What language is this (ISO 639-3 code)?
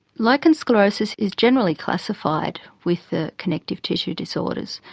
eng